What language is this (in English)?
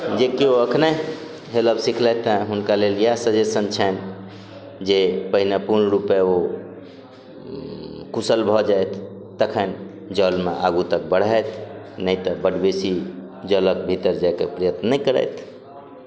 Maithili